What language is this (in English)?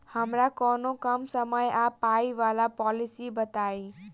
Maithili